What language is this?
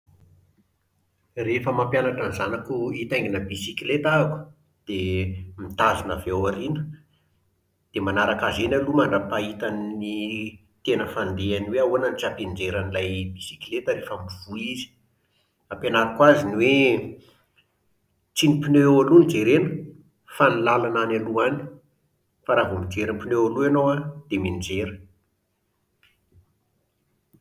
Malagasy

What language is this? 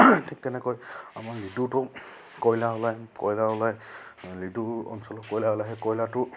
Assamese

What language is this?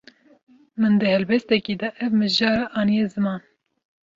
Kurdish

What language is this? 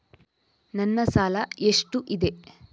Kannada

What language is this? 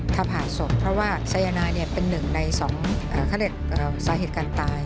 Thai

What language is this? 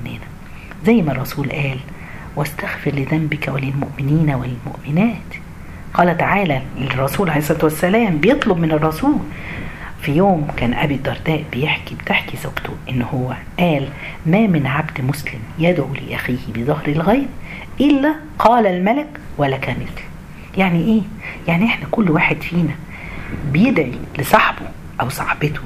Arabic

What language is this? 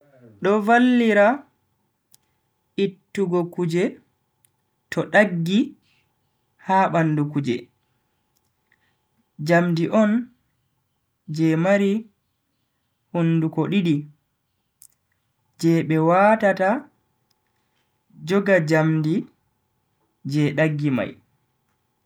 Bagirmi Fulfulde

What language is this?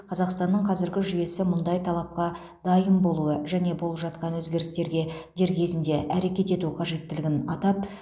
Kazakh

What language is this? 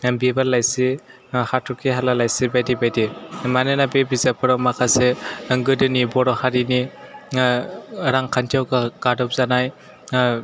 Bodo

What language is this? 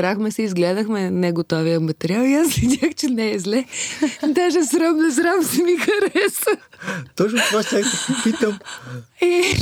Bulgarian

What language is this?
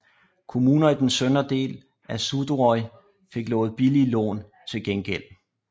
Danish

